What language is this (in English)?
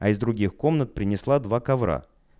Russian